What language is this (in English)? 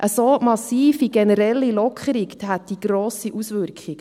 Swiss German